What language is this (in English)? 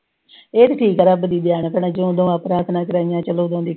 Punjabi